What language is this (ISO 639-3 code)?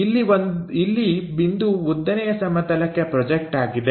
kan